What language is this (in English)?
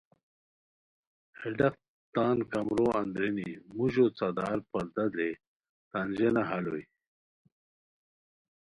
Khowar